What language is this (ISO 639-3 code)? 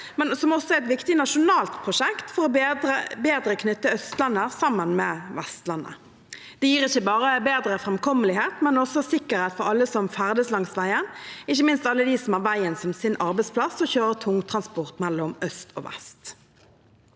nor